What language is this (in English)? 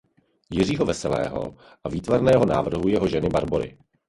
Czech